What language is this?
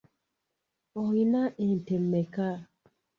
Ganda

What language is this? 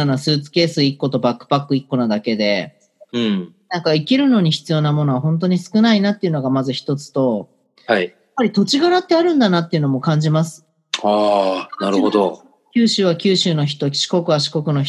Japanese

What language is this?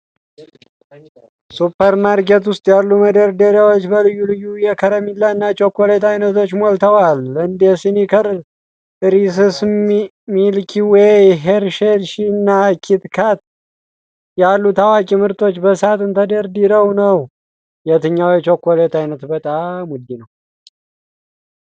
Amharic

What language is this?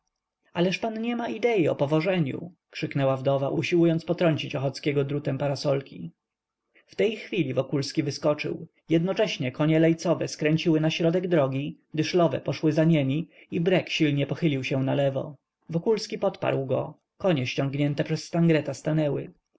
Polish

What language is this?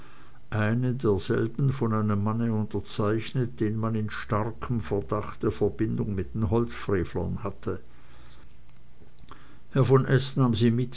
German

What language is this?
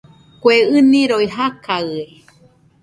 Nüpode Huitoto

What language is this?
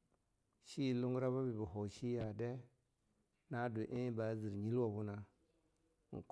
Longuda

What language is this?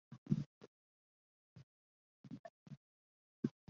Chinese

